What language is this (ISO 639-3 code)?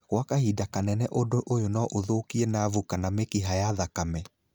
kik